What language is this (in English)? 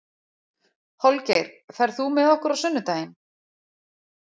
Icelandic